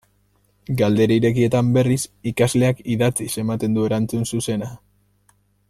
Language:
Basque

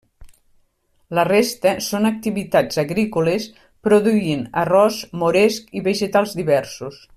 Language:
Catalan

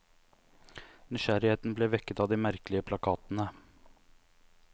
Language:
Norwegian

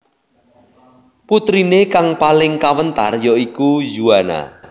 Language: Javanese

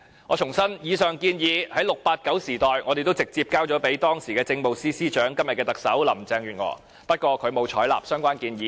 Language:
Cantonese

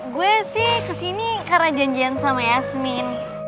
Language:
Indonesian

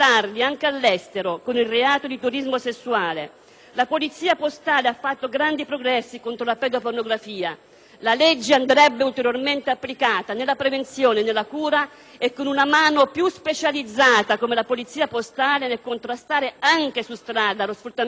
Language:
Italian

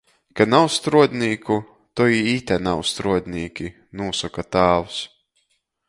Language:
Latgalian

